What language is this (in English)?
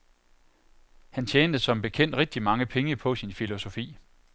Danish